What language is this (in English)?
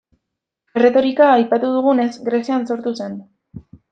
Basque